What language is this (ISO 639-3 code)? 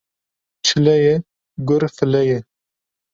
kur